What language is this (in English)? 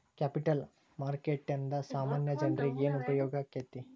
Kannada